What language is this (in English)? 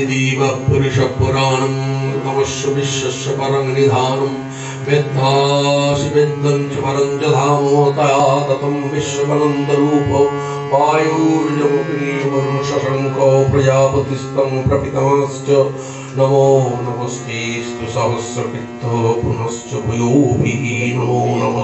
Arabic